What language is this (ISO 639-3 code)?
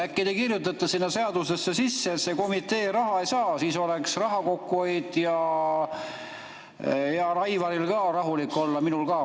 est